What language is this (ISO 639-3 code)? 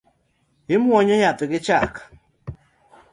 luo